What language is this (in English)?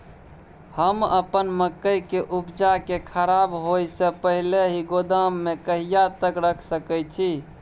Maithili